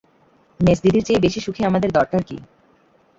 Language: Bangla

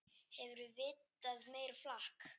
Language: Icelandic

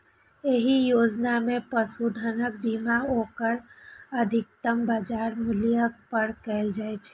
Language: Maithili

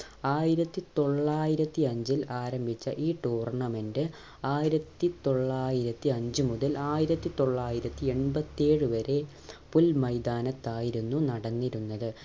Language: Malayalam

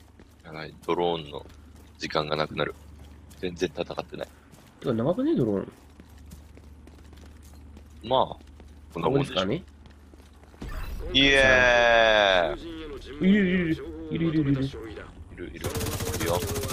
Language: Japanese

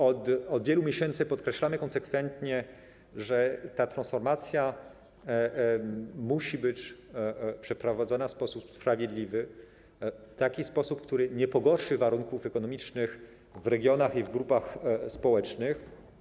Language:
Polish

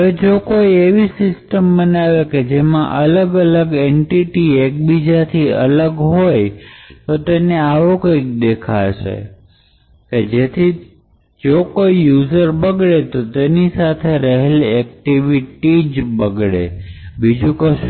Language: Gujarati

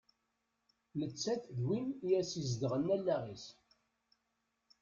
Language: Kabyle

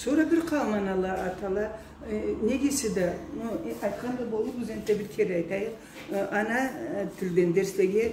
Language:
Turkish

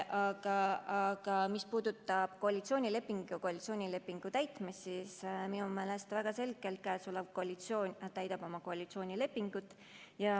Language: Estonian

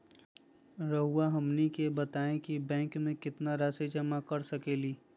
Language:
Magahi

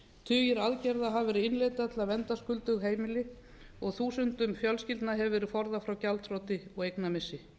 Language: Icelandic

